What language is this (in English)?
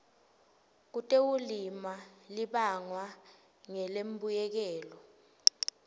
Swati